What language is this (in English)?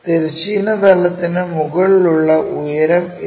Malayalam